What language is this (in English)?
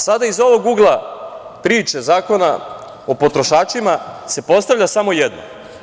Serbian